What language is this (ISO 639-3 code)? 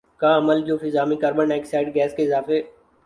urd